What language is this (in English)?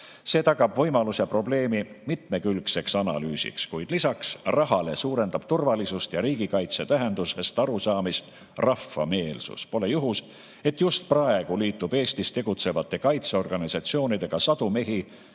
Estonian